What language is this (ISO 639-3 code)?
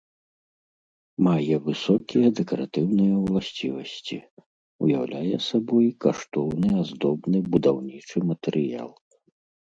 bel